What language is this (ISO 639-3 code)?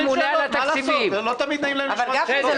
heb